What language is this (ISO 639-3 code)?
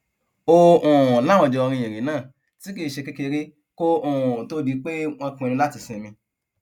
yor